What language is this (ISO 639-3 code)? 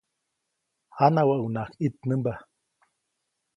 zoc